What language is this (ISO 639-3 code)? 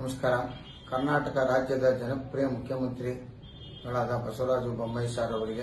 ron